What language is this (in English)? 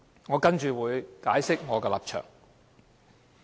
Cantonese